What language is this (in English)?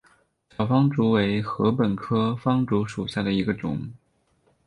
Chinese